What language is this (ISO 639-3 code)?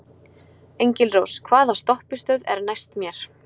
isl